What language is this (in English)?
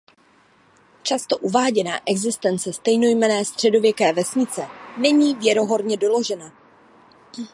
Czech